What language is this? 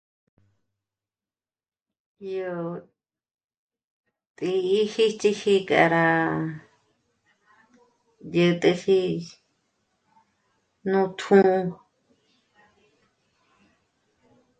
Michoacán Mazahua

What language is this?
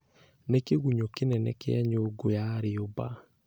Kikuyu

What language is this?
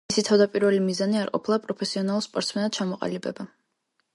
Georgian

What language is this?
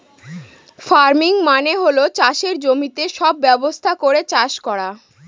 Bangla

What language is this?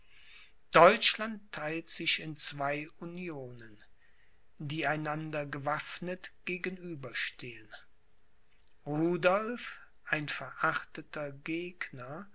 German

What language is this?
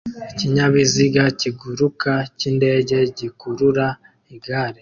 Kinyarwanda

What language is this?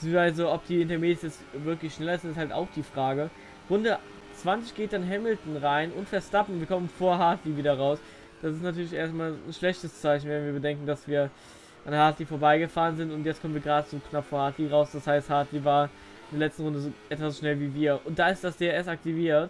German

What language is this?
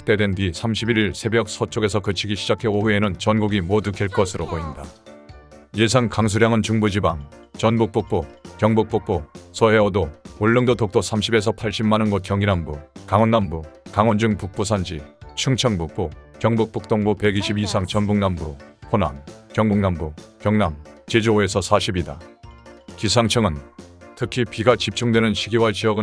Korean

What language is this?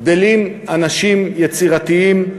Hebrew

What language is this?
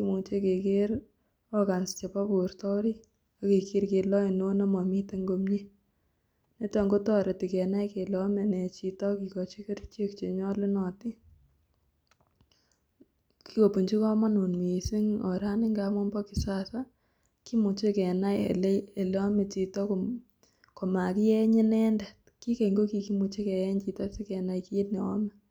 Kalenjin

